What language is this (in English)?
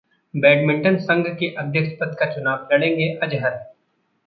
Hindi